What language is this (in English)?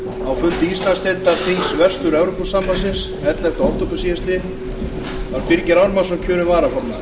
Icelandic